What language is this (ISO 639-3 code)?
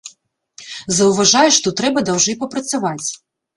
bel